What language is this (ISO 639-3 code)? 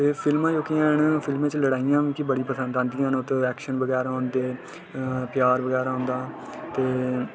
doi